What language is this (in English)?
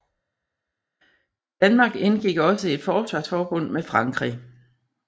Danish